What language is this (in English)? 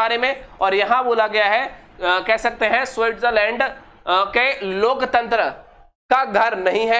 Hindi